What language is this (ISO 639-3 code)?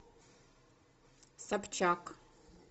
rus